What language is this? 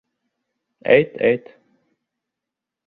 Bashkir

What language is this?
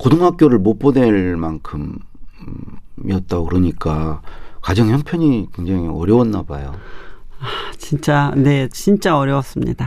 Korean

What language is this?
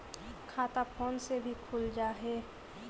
Magahi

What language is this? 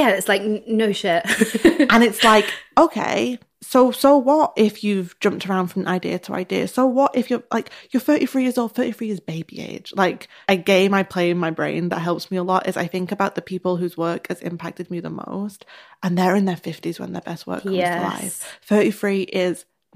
English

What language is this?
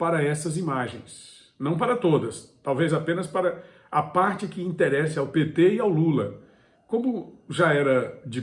Portuguese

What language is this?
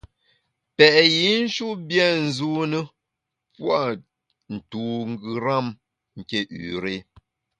Bamun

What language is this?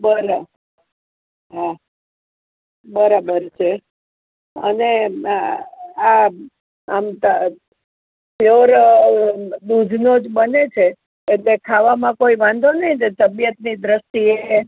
Gujarati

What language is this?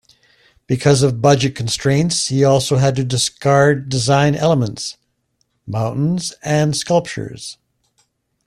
English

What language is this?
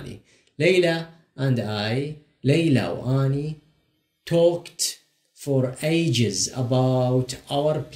Arabic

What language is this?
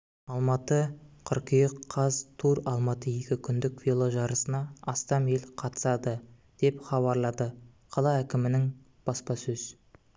Kazakh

